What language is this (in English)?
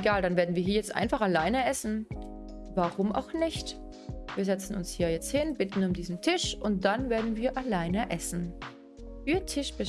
German